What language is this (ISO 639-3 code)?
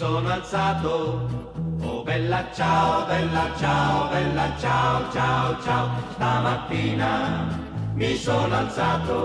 fra